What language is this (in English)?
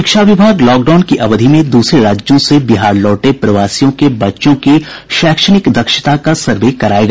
Hindi